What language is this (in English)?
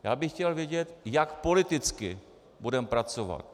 Czech